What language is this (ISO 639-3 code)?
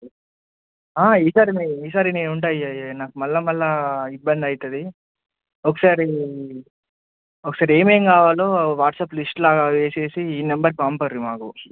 tel